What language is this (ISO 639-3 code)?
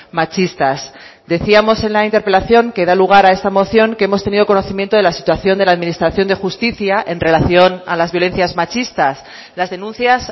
spa